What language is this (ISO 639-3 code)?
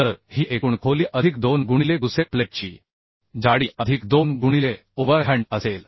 mar